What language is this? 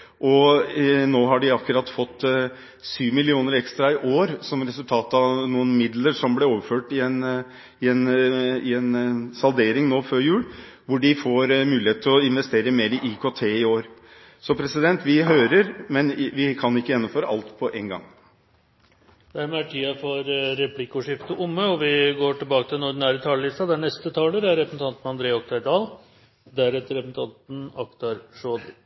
Norwegian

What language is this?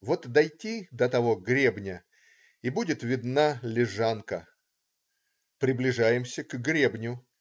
Russian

